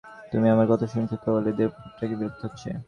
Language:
Bangla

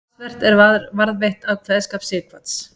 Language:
Icelandic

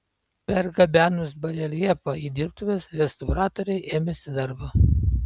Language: Lithuanian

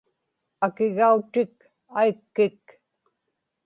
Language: Inupiaq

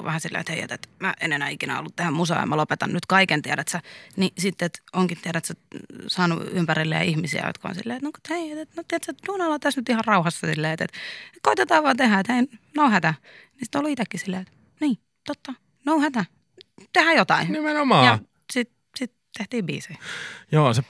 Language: Finnish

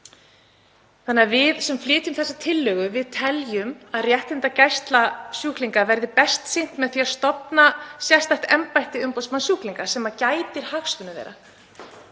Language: Icelandic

